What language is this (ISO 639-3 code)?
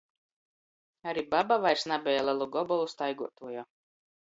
ltg